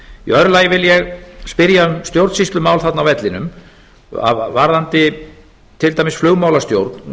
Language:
Icelandic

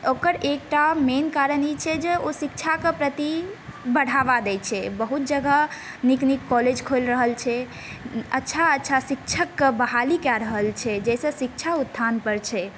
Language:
Maithili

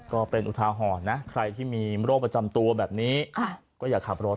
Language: Thai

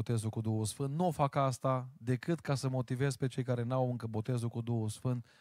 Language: Romanian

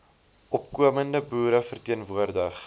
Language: Afrikaans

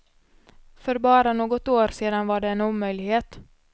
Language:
Swedish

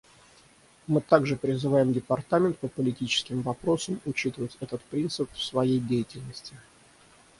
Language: Russian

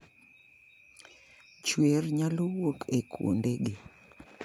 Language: Luo (Kenya and Tanzania)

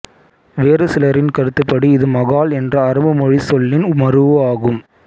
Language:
Tamil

